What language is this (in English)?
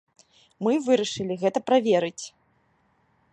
Belarusian